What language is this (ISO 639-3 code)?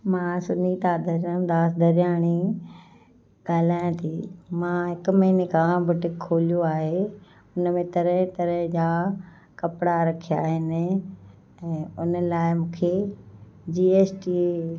snd